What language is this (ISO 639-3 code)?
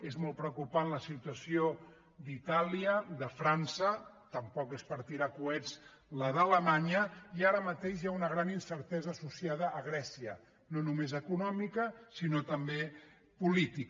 cat